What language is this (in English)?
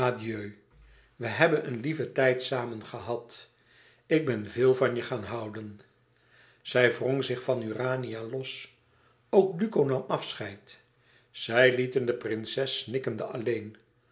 Dutch